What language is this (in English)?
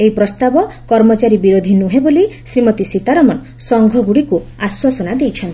Odia